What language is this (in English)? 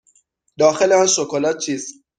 Persian